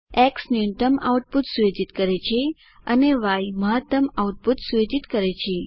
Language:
Gujarati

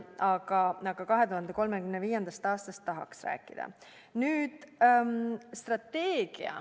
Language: Estonian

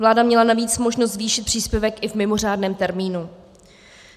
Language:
Czech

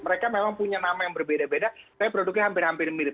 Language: Indonesian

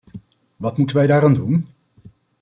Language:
Dutch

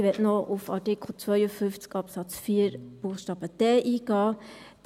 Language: Swiss German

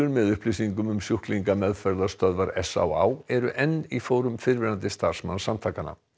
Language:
Icelandic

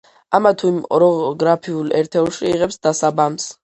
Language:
Georgian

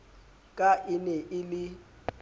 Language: Southern Sotho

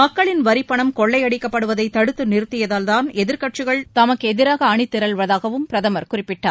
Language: Tamil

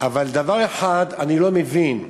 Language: Hebrew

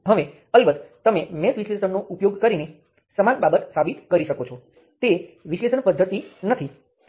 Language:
Gujarati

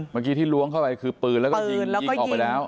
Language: Thai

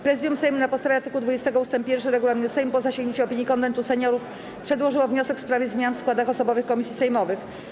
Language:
Polish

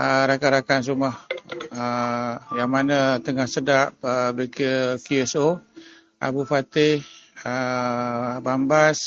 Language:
Malay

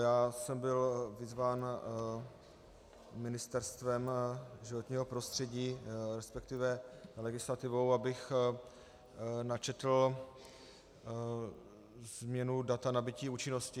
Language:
Czech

